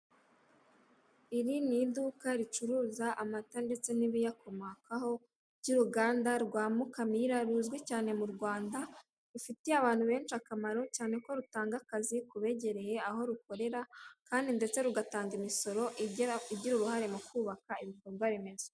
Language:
Kinyarwanda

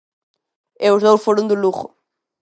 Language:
Galician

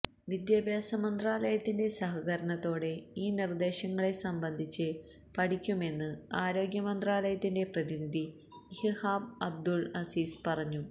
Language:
Malayalam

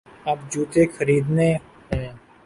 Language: Urdu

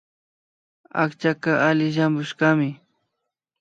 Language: Imbabura Highland Quichua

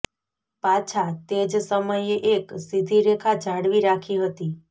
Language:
Gujarati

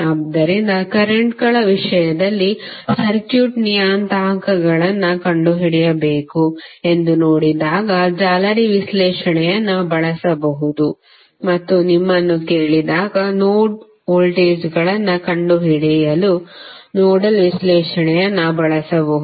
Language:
Kannada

